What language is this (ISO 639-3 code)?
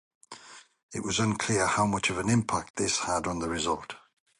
eng